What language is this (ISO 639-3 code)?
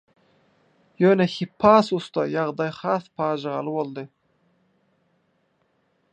tuk